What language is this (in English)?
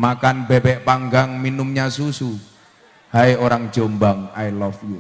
Indonesian